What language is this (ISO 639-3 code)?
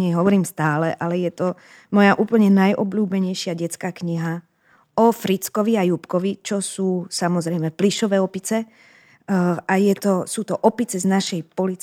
slk